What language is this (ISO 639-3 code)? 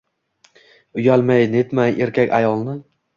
uzb